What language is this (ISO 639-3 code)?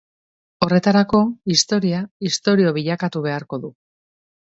eus